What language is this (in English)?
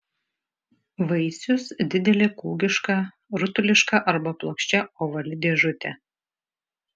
Lithuanian